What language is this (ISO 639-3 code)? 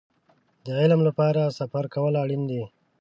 pus